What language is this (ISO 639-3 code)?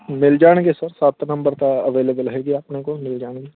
pan